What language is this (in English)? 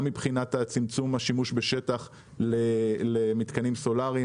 Hebrew